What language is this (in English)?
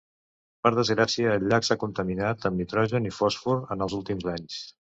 Catalan